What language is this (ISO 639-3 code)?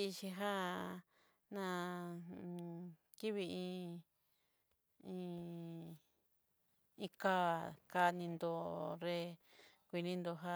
mxy